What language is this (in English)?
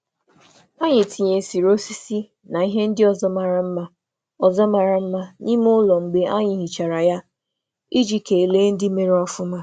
Igbo